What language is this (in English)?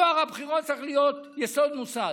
Hebrew